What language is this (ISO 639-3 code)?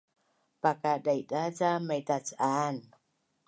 bnn